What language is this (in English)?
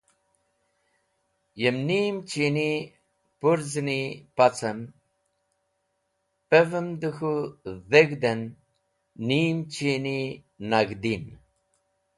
Wakhi